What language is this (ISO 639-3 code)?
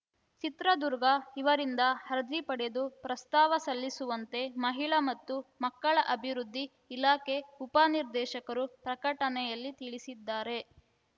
kan